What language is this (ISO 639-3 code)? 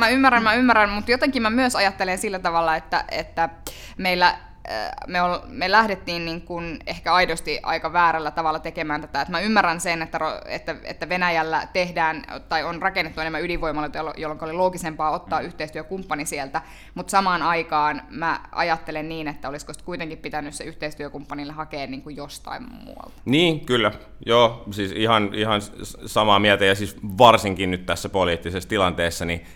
fin